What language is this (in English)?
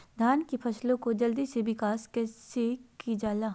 Magahi